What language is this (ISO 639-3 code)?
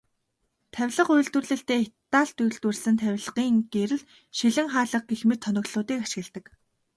mon